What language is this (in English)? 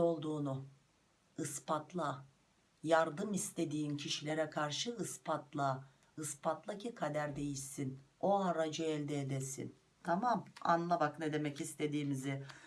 Turkish